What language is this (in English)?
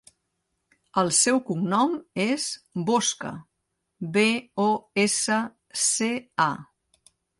Catalan